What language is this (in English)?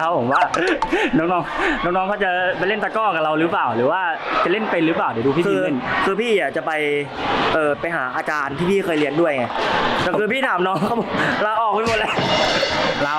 Thai